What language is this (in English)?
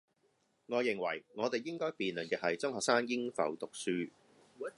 Cantonese